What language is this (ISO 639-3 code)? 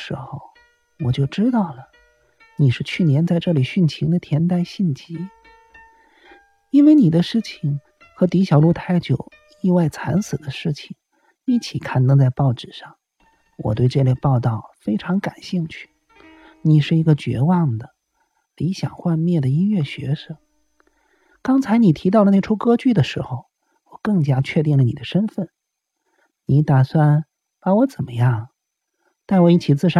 zho